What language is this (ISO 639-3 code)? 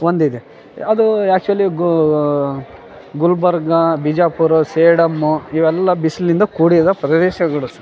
kan